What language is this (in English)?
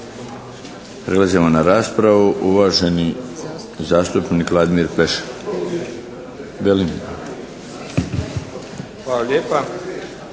Croatian